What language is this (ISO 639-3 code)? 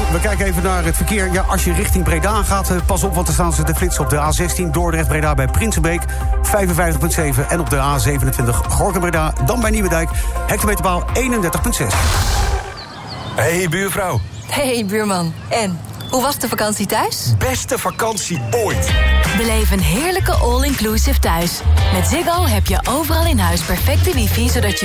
nld